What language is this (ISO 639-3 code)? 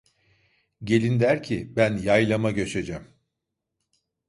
tur